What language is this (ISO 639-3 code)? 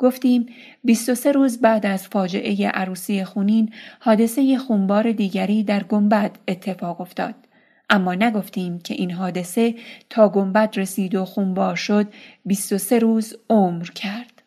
fas